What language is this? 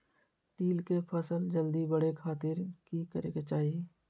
Magahi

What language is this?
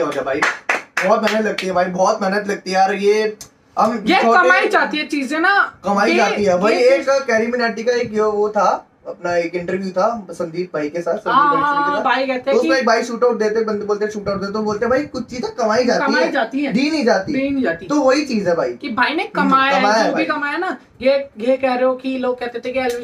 Hindi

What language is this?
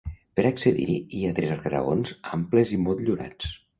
Catalan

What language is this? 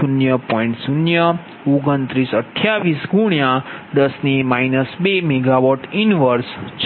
Gujarati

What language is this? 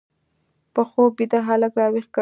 Pashto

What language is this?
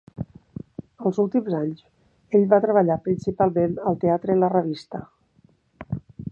Catalan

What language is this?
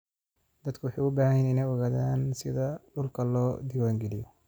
Somali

